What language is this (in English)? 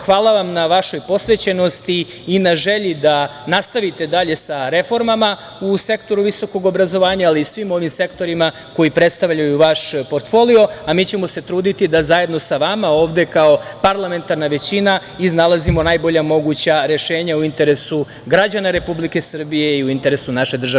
Serbian